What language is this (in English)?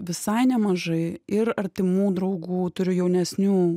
Lithuanian